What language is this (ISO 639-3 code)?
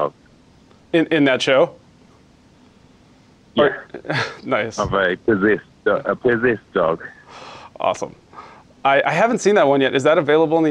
eng